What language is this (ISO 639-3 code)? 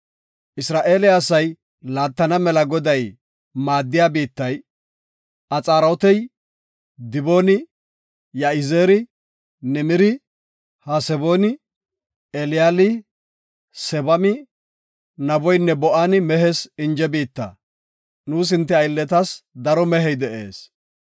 gof